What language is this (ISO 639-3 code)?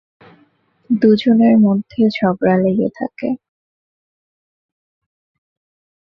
ben